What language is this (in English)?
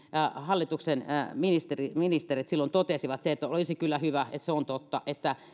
Finnish